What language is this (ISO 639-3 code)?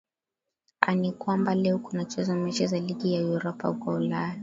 swa